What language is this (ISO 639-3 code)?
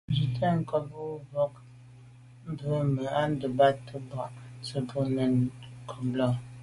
byv